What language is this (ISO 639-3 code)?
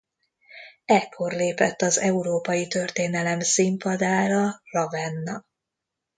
hun